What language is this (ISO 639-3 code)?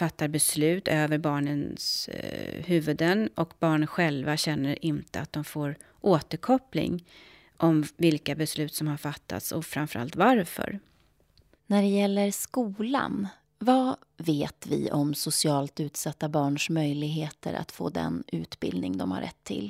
swe